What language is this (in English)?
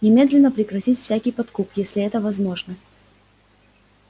Russian